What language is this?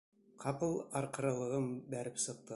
Bashkir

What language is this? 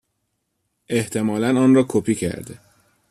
Persian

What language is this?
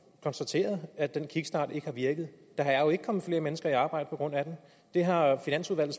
Danish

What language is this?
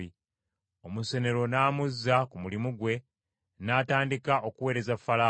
Ganda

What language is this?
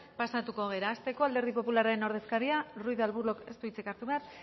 Basque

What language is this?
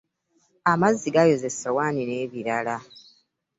Ganda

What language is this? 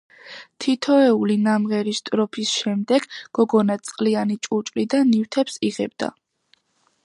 Georgian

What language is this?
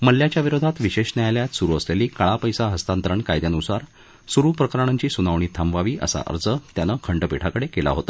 Marathi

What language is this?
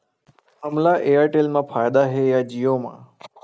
Chhattisgarhi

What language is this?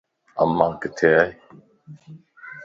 Lasi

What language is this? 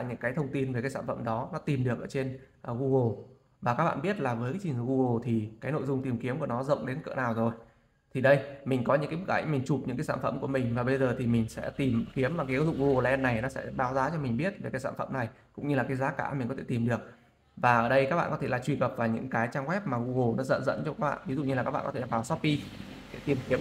Vietnamese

